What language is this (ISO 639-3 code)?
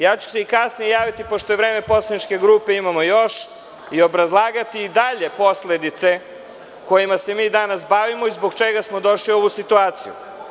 srp